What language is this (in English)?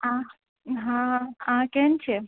Maithili